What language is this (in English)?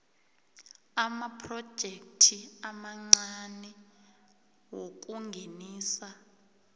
South Ndebele